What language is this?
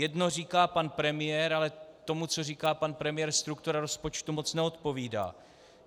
Czech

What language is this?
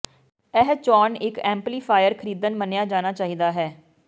Punjabi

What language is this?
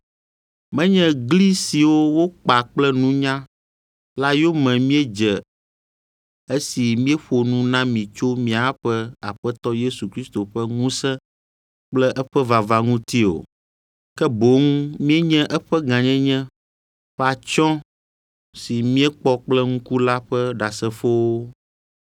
Ewe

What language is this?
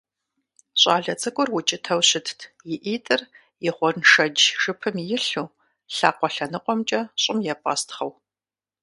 Kabardian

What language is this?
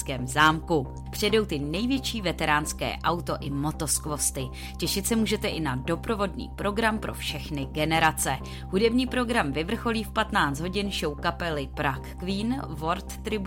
Czech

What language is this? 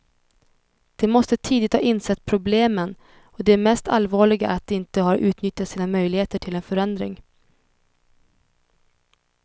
Swedish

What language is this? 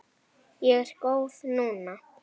Icelandic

